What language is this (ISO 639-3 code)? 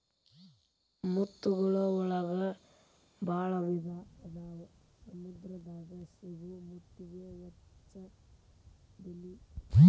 kan